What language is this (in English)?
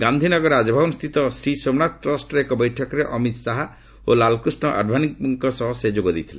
Odia